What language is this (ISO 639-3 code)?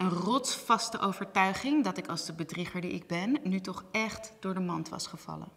nld